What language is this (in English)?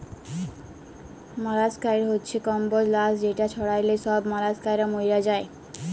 Bangla